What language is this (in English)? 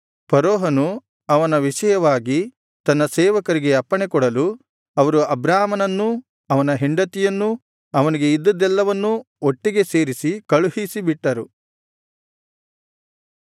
Kannada